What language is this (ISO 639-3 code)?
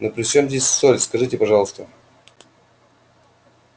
rus